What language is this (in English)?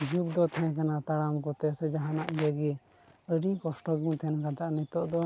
Santali